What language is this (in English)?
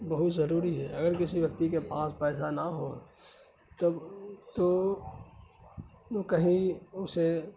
Urdu